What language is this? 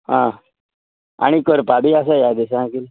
Konkani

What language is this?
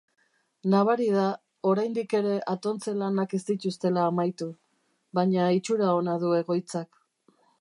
Basque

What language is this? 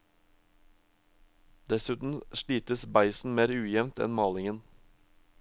Norwegian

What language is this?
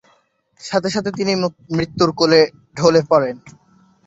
Bangla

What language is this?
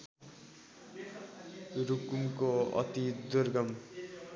Nepali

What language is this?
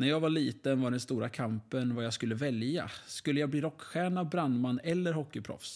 Swedish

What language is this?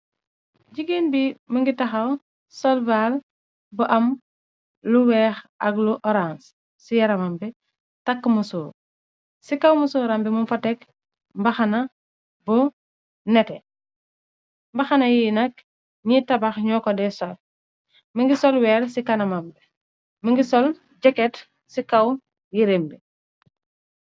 Wolof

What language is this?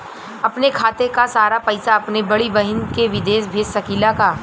Bhojpuri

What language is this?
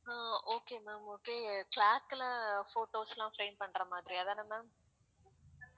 Tamil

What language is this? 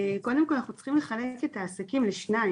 Hebrew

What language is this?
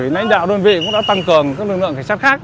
Vietnamese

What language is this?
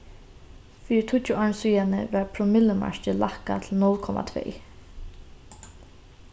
Faroese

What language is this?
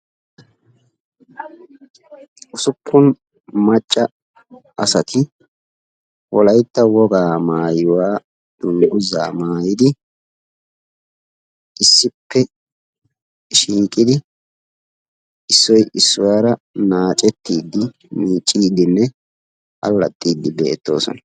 Wolaytta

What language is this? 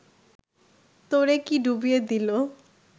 Bangla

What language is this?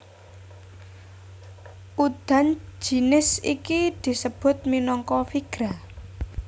Javanese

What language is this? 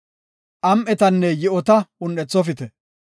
Gofa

